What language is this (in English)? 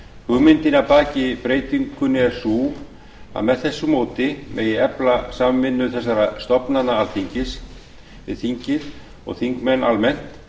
Icelandic